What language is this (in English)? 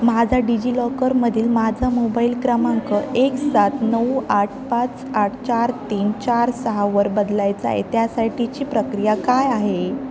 Marathi